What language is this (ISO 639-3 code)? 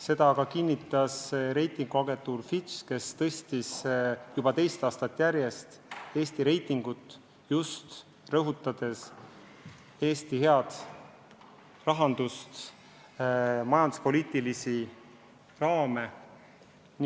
est